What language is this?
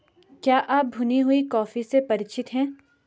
Hindi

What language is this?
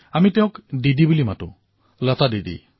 Assamese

